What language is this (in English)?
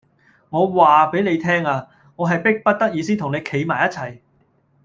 Cantonese